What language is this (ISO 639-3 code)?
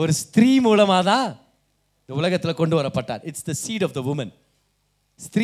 tam